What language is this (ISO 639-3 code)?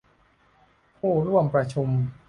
tha